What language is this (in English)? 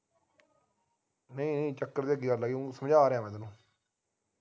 Punjabi